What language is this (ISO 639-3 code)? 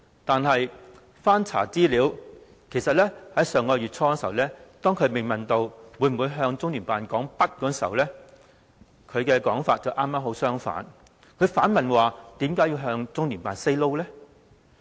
yue